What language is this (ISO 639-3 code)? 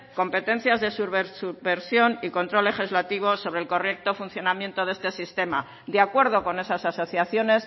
spa